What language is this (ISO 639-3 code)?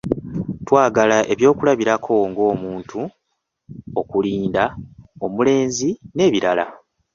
lug